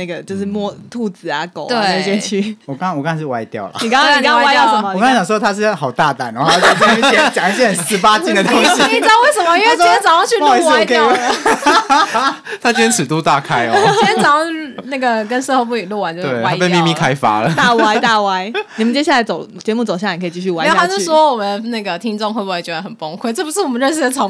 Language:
Chinese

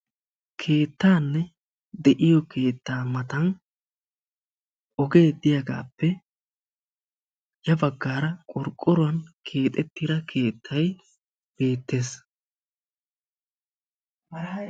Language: Wolaytta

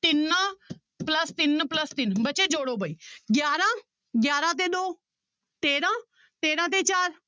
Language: Punjabi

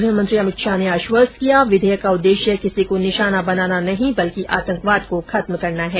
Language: Hindi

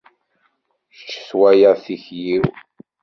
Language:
Kabyle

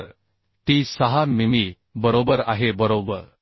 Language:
Marathi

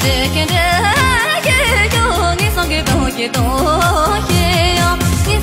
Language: Romanian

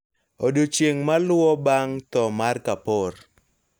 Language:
Luo (Kenya and Tanzania)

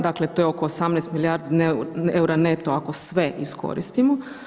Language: Croatian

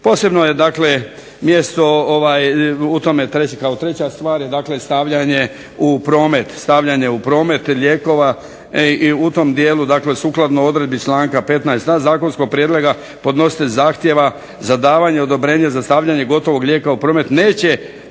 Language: Croatian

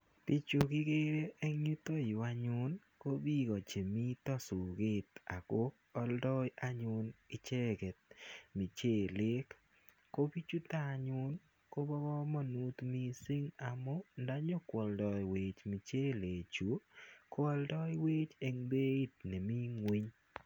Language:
Kalenjin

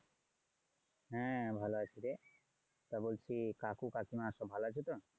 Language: Bangla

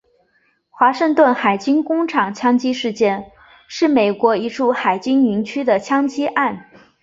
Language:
Chinese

